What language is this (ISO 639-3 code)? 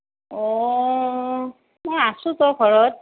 asm